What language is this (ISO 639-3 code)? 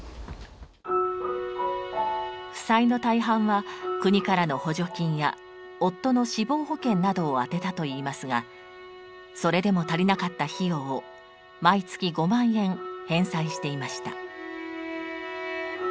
jpn